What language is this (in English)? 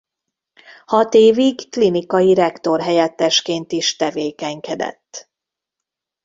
Hungarian